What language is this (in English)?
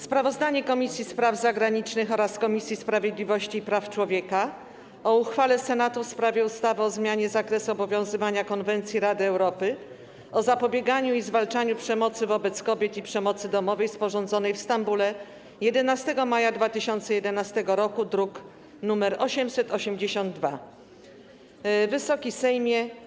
Polish